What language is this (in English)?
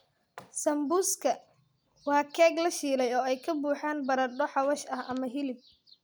Somali